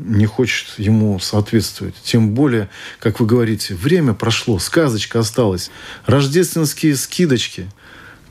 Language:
Russian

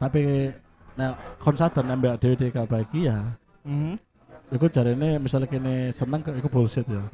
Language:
Indonesian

